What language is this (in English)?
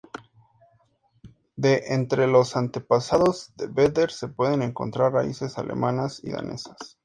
Spanish